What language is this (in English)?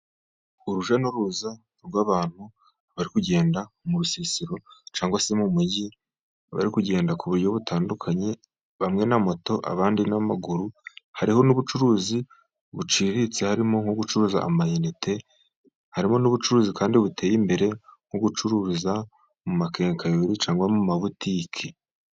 Kinyarwanda